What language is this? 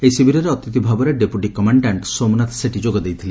Odia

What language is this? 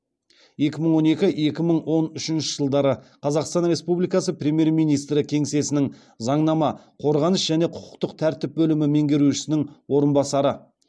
Kazakh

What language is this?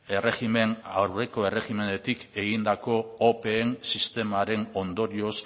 Basque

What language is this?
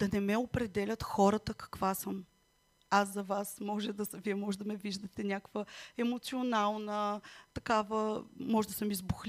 Bulgarian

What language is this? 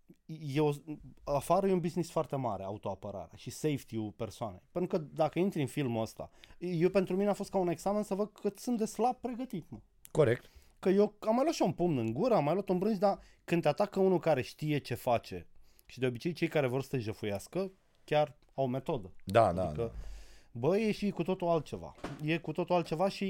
Romanian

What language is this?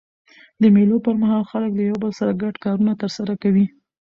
Pashto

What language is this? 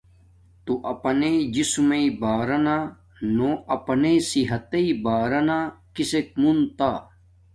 Domaaki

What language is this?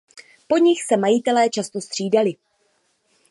Czech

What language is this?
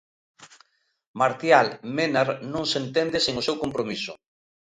Galician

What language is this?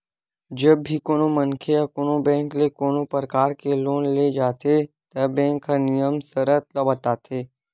Chhattisgarhi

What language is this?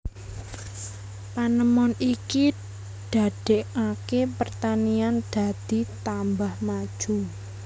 Javanese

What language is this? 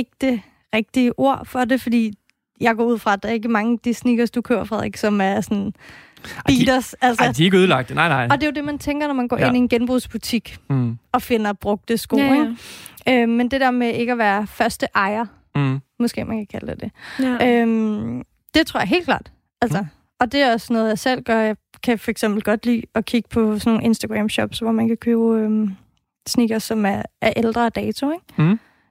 Danish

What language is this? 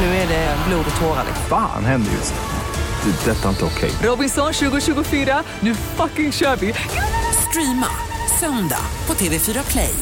Swedish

